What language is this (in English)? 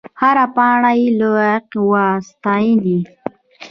Pashto